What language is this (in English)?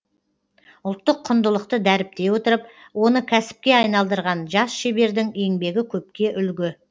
Kazakh